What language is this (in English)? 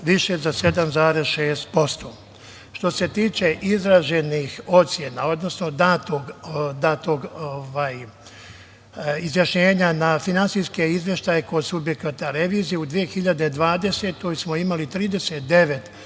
Serbian